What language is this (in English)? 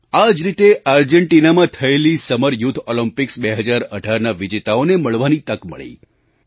Gujarati